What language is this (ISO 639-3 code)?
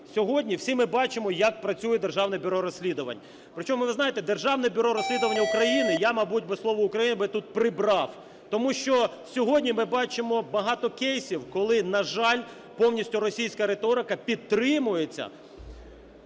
ukr